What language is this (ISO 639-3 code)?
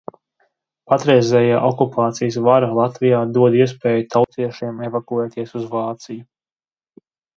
lav